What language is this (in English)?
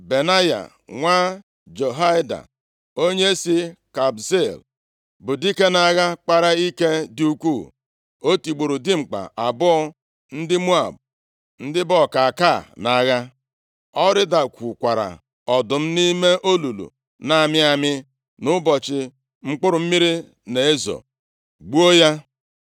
Igbo